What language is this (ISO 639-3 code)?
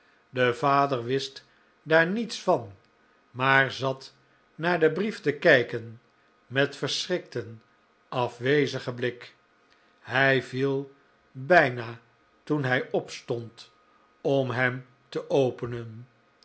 nld